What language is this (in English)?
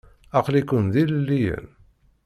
Kabyle